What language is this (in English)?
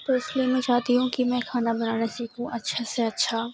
Urdu